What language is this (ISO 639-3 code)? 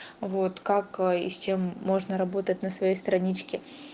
rus